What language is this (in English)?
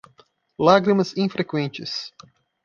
Portuguese